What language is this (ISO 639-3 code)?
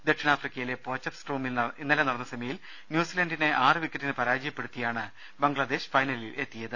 mal